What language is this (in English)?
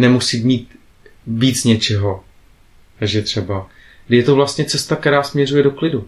Czech